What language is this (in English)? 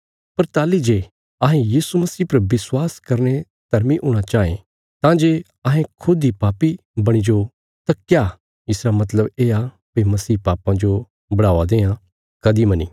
Bilaspuri